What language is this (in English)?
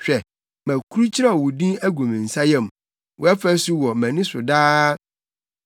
Akan